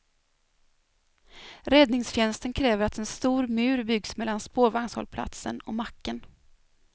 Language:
Swedish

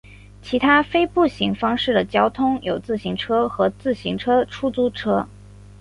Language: Chinese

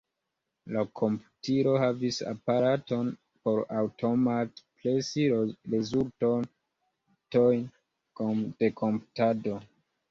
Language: Esperanto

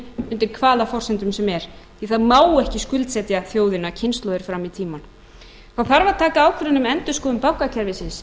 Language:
Icelandic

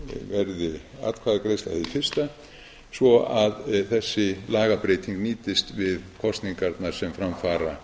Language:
Icelandic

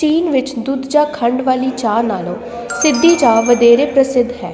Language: Punjabi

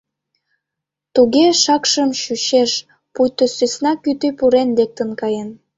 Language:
Mari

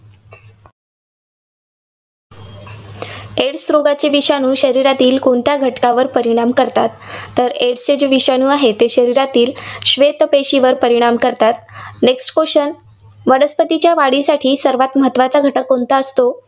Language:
Marathi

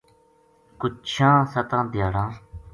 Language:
Gujari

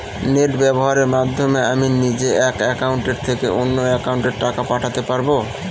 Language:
Bangla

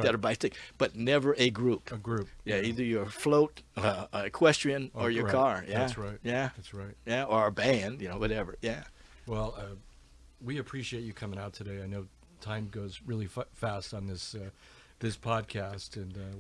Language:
English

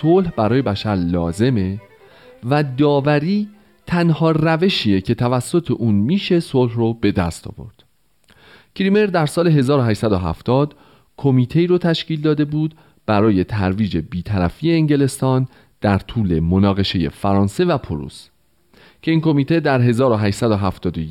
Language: Persian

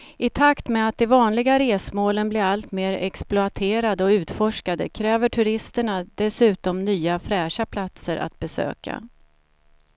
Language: Swedish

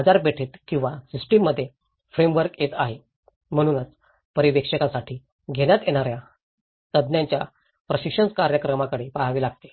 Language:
Marathi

